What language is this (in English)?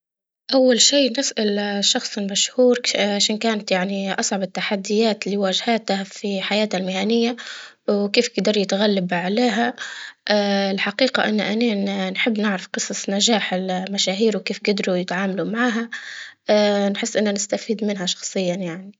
Libyan Arabic